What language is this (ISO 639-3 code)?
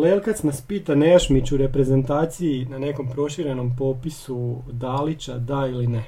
hrv